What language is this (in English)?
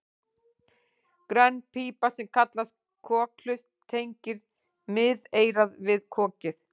Icelandic